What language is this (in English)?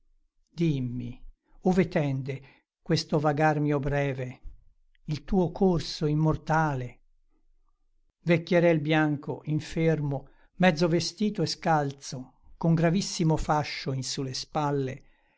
Italian